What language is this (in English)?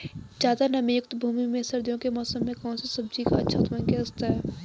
Hindi